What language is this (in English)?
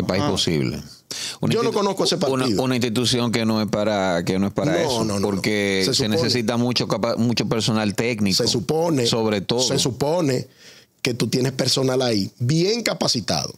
Spanish